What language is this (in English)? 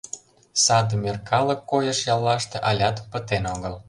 Mari